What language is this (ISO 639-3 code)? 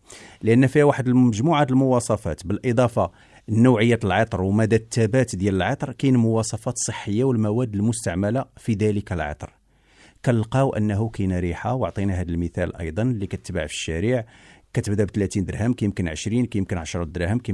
ara